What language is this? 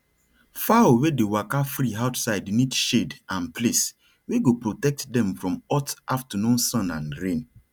Nigerian Pidgin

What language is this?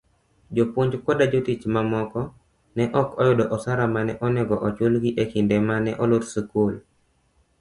Luo (Kenya and Tanzania)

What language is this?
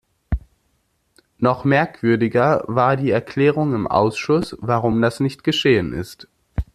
German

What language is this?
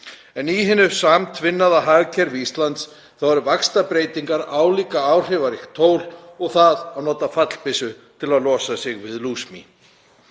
Icelandic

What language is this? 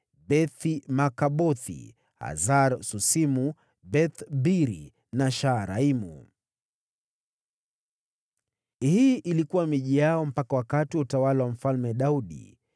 Swahili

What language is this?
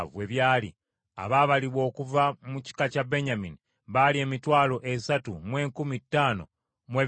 Ganda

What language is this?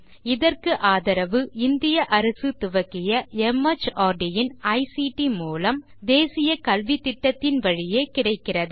Tamil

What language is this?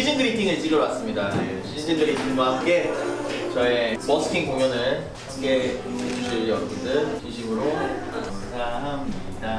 Korean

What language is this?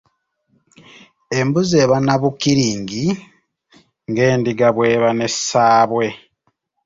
Ganda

